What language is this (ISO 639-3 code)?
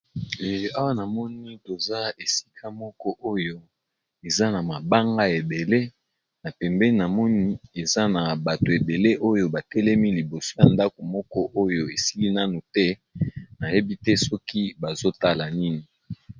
lin